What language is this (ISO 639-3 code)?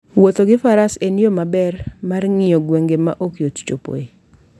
luo